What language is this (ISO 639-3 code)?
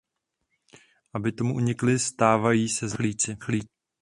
ces